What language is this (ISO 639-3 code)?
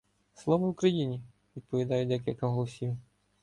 ukr